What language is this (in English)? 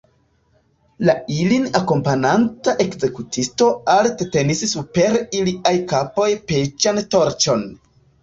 Esperanto